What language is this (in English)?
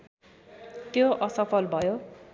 Nepali